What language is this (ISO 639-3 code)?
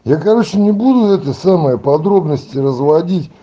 rus